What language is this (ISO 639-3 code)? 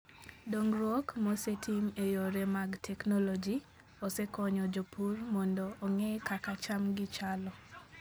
luo